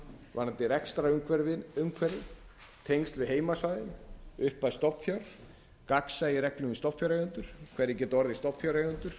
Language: Icelandic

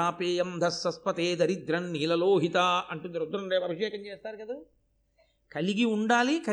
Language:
Telugu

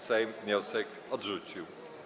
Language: Polish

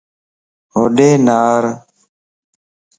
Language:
Lasi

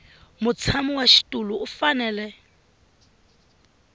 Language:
Tsonga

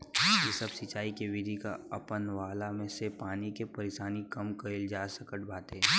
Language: Bhojpuri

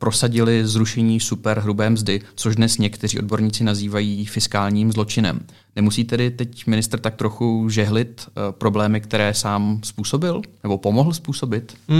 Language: Czech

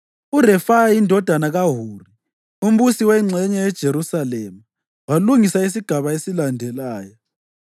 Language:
North Ndebele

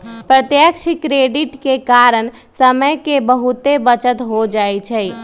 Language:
Magahi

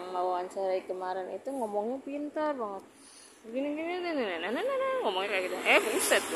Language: Indonesian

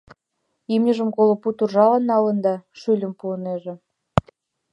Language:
Mari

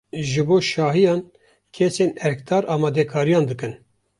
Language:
Kurdish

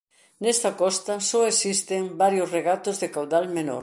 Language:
Galician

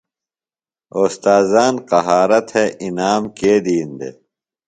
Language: Phalura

